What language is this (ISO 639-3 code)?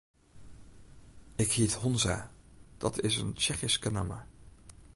fry